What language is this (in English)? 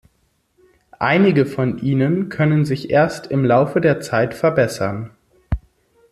German